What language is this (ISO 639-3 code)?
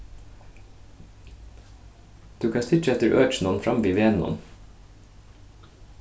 fao